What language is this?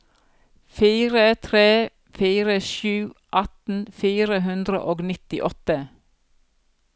Norwegian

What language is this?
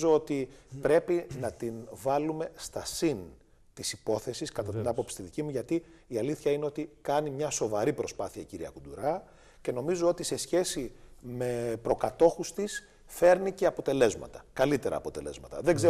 Greek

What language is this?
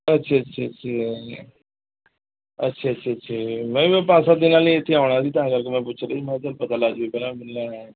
Punjabi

